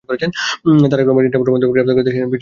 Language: Bangla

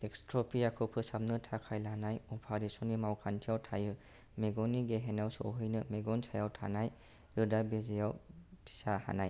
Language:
Bodo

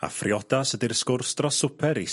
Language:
Welsh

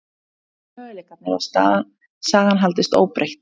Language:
Icelandic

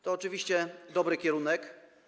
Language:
Polish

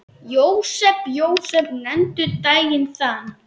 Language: Icelandic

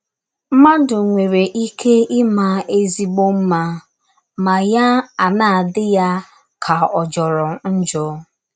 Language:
Igbo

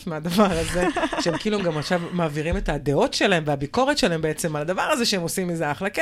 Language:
Hebrew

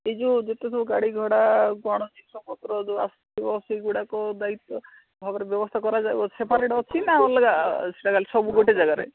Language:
Odia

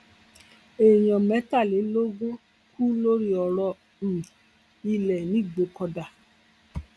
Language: Yoruba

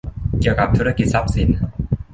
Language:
Thai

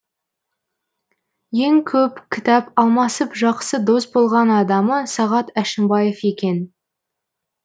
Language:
Kazakh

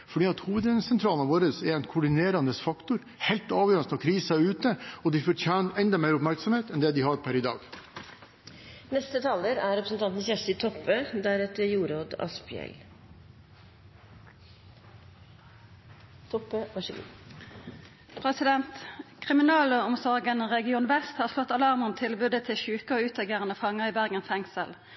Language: Norwegian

